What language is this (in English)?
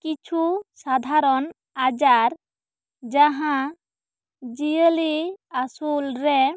Santali